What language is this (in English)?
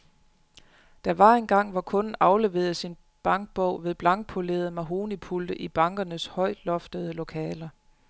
Danish